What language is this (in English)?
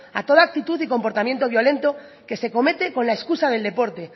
Spanish